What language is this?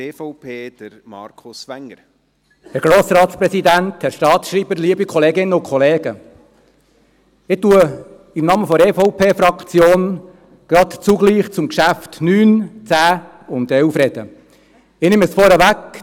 Swiss German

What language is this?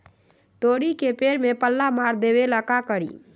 Magahi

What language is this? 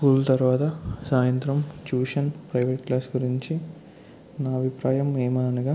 Telugu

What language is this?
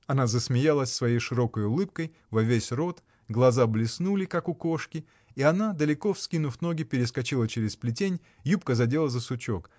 Russian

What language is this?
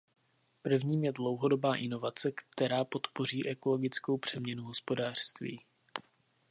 Czech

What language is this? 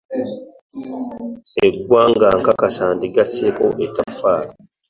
Ganda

